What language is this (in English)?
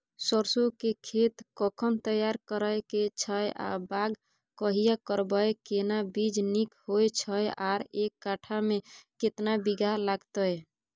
Maithili